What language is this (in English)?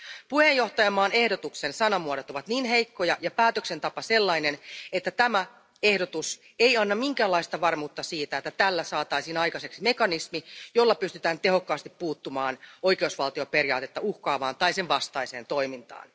Finnish